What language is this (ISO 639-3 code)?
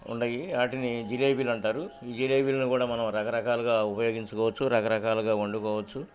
tel